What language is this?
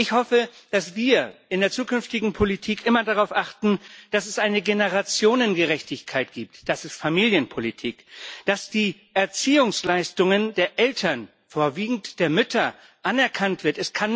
German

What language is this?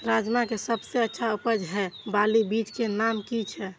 Maithili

